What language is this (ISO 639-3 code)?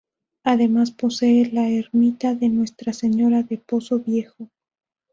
spa